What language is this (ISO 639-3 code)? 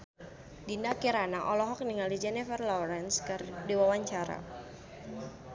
sun